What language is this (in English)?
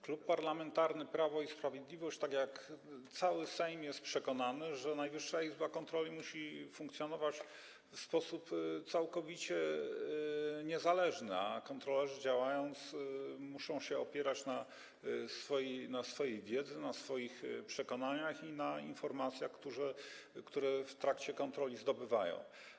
Polish